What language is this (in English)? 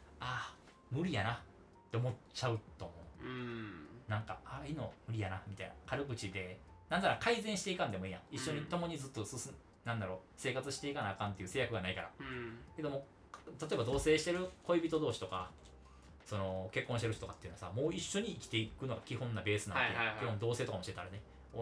Japanese